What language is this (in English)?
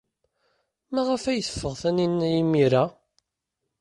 Kabyle